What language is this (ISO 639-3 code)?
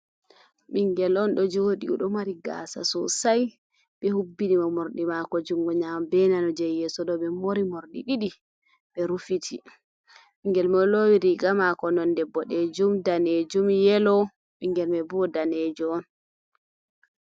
ful